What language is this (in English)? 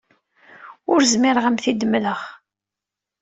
Kabyle